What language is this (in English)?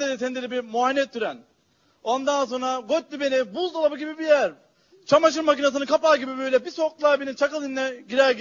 Turkish